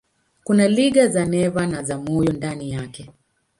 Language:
Swahili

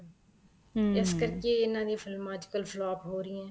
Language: Punjabi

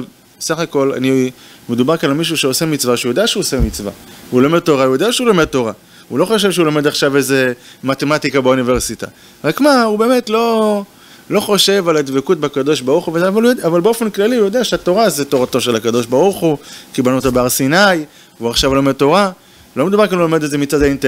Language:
Hebrew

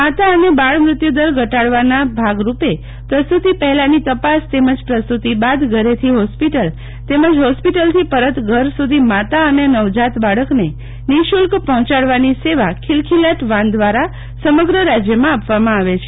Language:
Gujarati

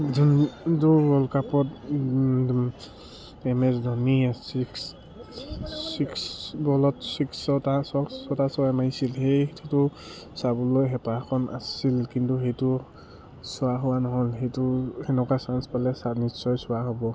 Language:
Assamese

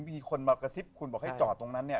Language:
Thai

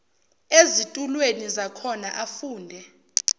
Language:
Zulu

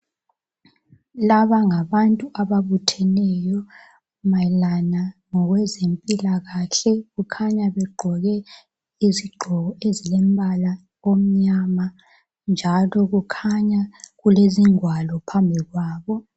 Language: North Ndebele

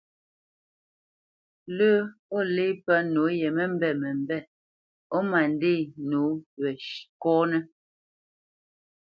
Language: Bamenyam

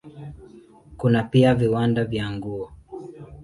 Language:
Swahili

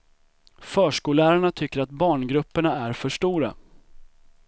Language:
Swedish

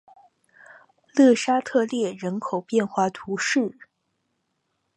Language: Chinese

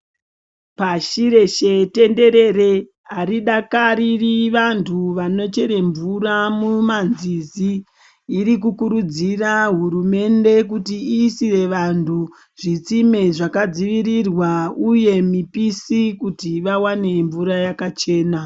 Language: Ndau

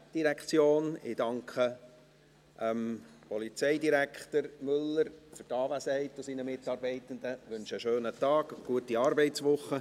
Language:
Swiss German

